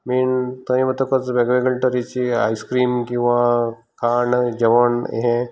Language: Konkani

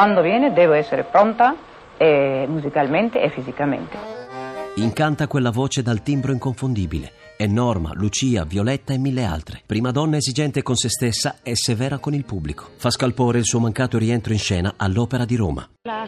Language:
Italian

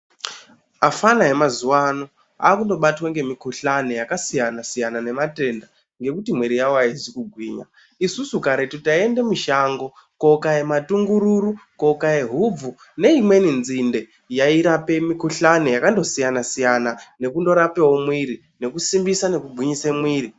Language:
Ndau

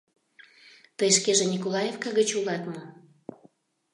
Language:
Mari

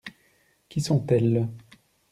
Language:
French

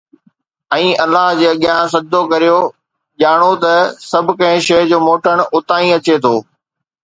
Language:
Sindhi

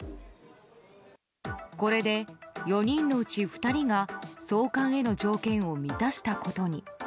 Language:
Japanese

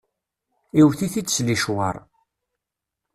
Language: Kabyle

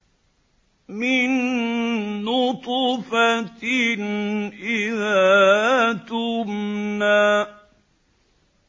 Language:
Arabic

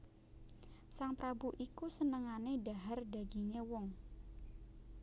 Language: Javanese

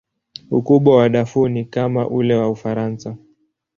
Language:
Swahili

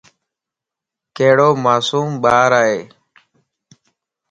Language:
Lasi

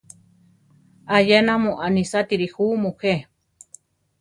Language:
Central Tarahumara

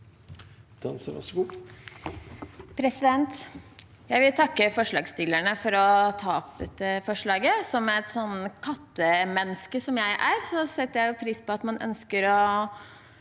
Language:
Norwegian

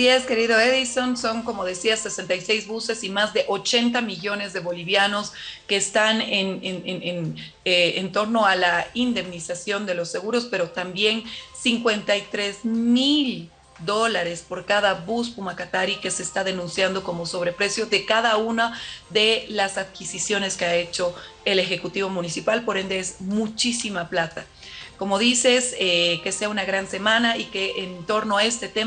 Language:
Spanish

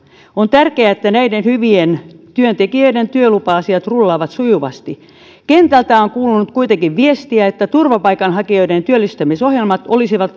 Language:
Finnish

